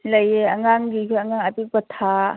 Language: Manipuri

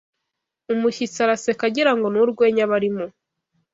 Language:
Kinyarwanda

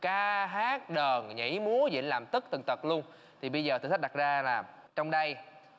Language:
Vietnamese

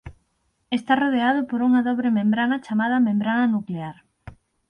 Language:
Galician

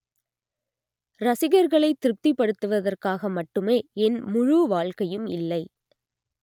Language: Tamil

